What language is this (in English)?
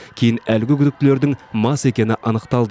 Kazakh